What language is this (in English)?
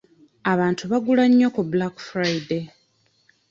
Ganda